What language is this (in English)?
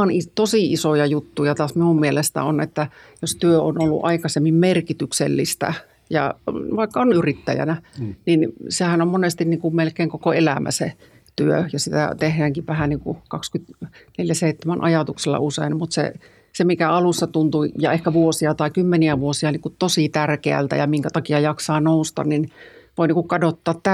Finnish